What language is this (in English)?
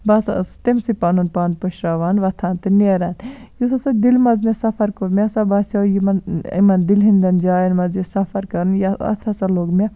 Kashmiri